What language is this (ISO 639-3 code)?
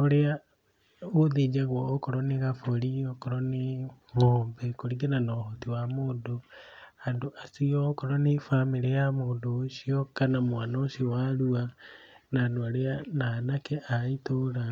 kik